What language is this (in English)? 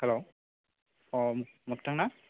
Bodo